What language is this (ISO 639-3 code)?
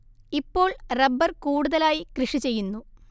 mal